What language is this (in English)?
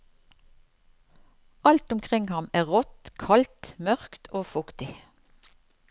Norwegian